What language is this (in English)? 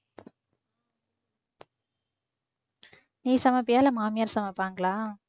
Tamil